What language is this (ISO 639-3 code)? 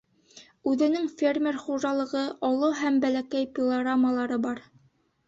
bak